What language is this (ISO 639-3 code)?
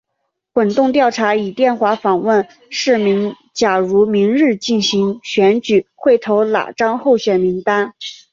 zho